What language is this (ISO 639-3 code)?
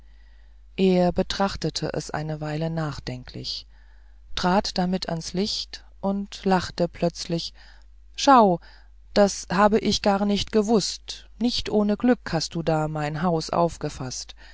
deu